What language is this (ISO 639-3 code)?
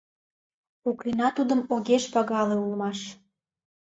chm